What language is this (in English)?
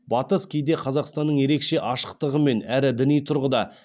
Kazakh